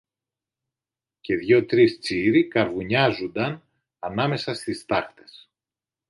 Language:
Greek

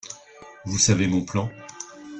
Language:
French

